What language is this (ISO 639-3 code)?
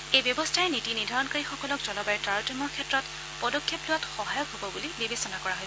asm